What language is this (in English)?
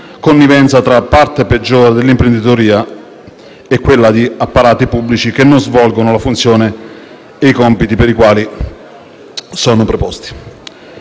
Italian